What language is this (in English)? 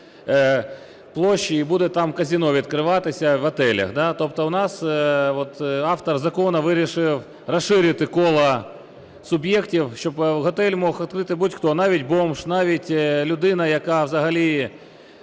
Ukrainian